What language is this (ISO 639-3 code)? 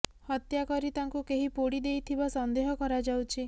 ori